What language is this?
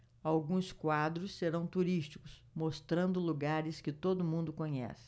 Portuguese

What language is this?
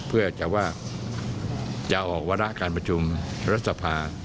Thai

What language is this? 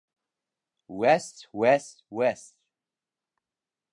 Bashkir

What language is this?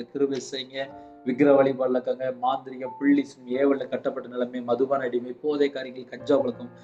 Tamil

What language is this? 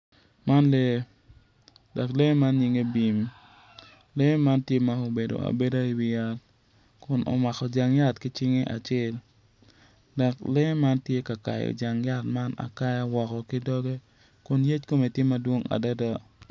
Acoli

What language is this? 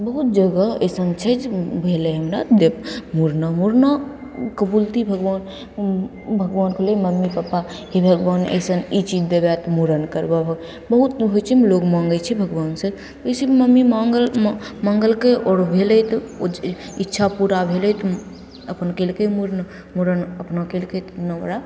Maithili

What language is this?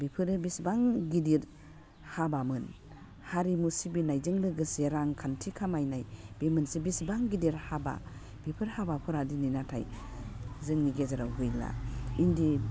Bodo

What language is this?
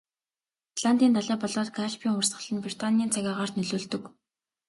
Mongolian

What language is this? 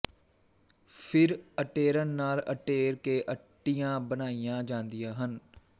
Punjabi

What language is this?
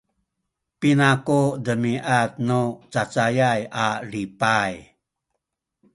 Sakizaya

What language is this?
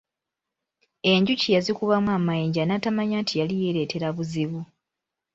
Ganda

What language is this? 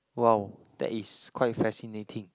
English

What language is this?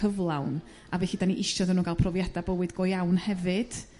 Welsh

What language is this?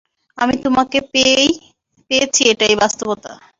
Bangla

